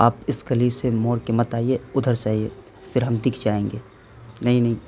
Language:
Urdu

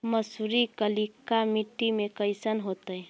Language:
Magahi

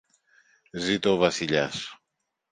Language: Greek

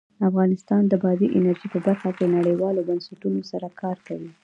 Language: Pashto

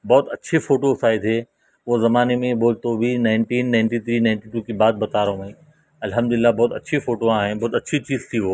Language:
Urdu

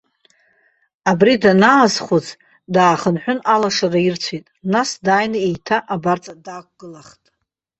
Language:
Abkhazian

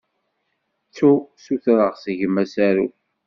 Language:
Kabyle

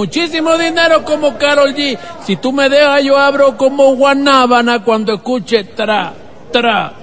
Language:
Spanish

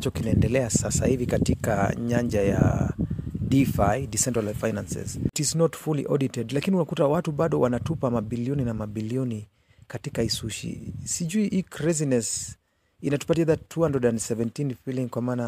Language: Swahili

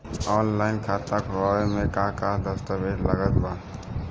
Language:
Bhojpuri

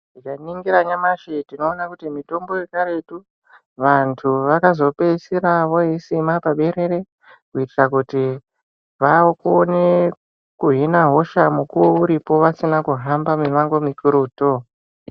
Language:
Ndau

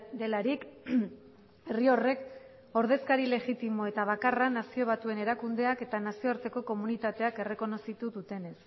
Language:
Basque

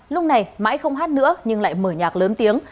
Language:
Vietnamese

